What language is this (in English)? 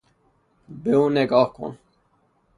Persian